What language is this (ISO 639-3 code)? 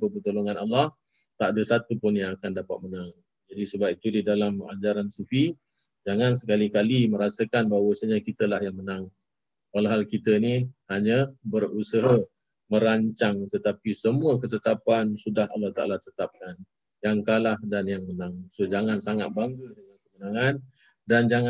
msa